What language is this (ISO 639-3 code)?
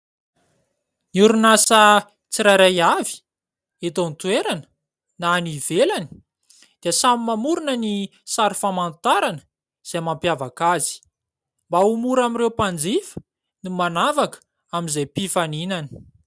mlg